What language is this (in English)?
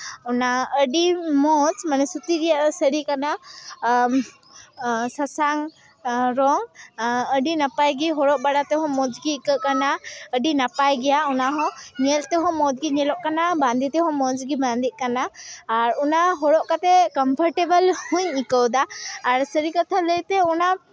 Santali